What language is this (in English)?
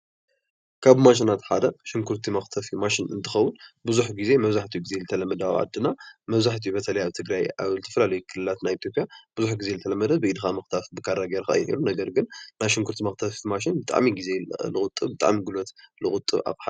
Tigrinya